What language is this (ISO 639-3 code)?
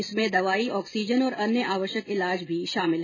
hin